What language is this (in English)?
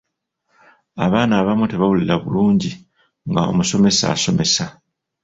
Ganda